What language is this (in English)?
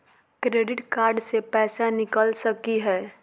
Magahi